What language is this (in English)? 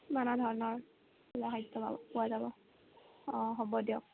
Assamese